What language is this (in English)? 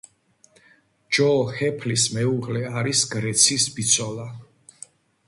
Georgian